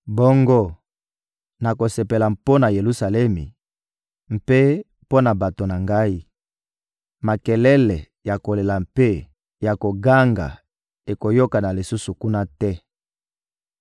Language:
Lingala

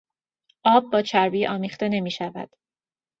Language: Persian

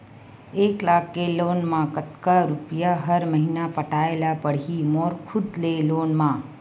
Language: Chhattisgarhi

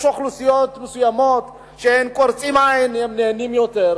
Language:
Hebrew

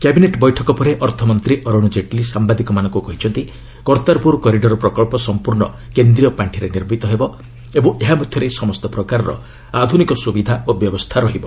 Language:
Odia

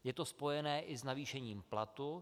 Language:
Czech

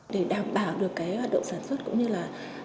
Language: Vietnamese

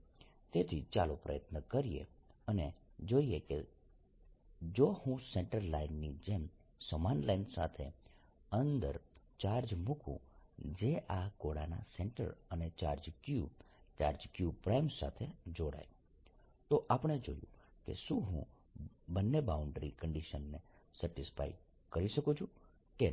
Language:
Gujarati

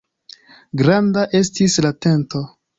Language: Esperanto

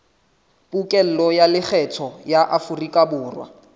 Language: Southern Sotho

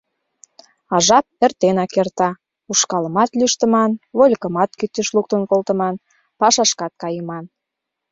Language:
Mari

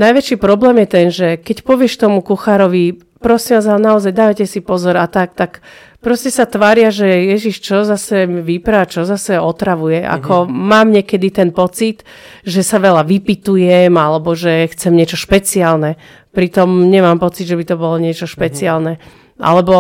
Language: Slovak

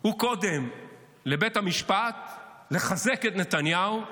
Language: Hebrew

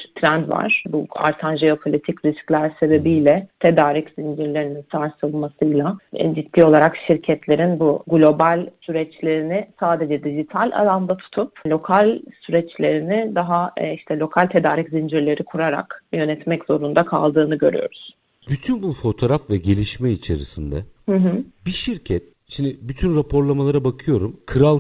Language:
Turkish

